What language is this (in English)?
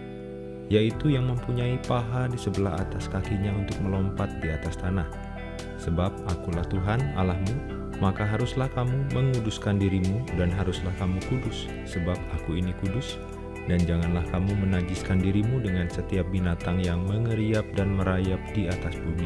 Indonesian